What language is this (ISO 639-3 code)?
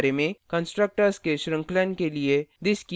hin